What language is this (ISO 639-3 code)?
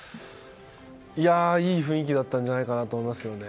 jpn